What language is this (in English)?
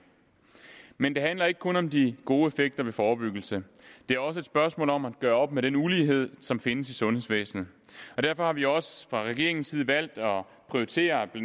Danish